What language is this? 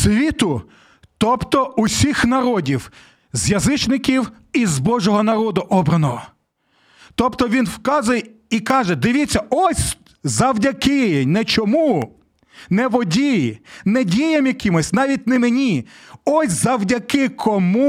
Ukrainian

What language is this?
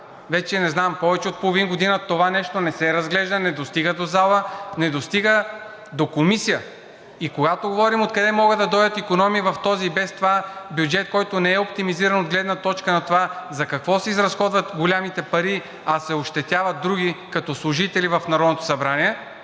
Bulgarian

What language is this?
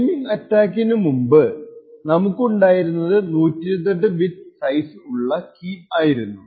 Malayalam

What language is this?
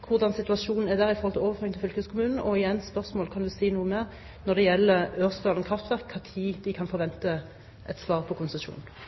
Norwegian Bokmål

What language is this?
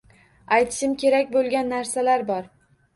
Uzbek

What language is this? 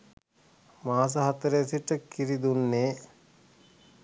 Sinhala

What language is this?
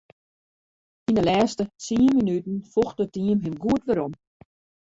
Western Frisian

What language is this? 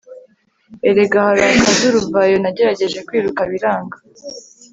Kinyarwanda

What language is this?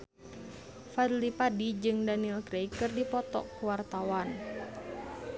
Sundanese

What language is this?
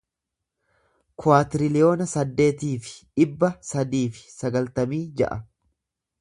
Oromo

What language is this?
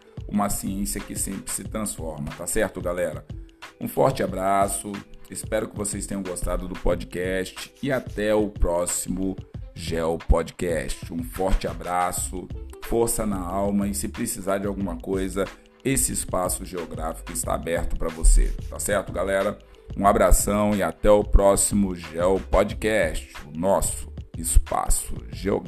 Portuguese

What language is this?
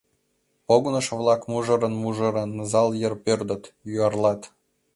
Mari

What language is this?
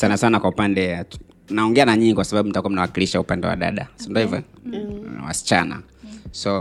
Swahili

